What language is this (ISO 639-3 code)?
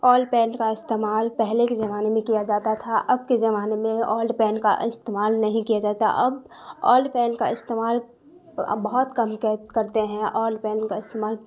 urd